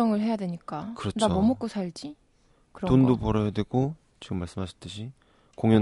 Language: Korean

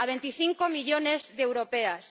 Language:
Spanish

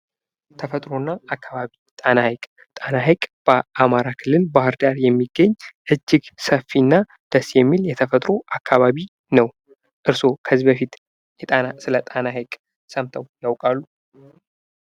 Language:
Amharic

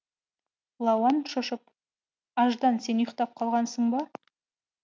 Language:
Kazakh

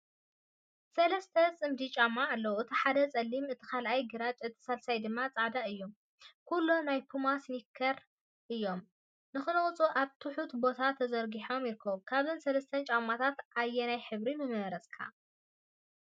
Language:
Tigrinya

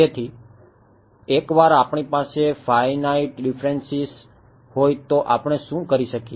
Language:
Gujarati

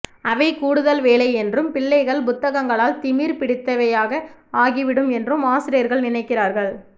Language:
Tamil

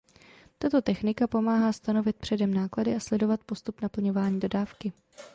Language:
Czech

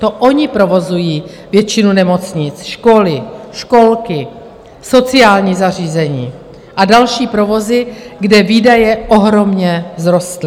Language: Czech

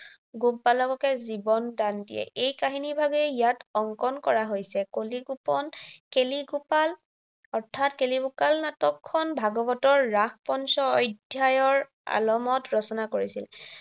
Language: Assamese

